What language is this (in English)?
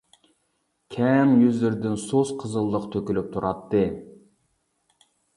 Uyghur